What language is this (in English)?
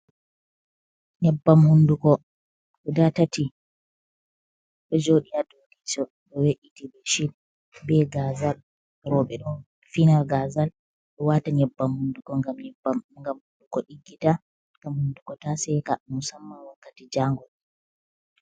Fula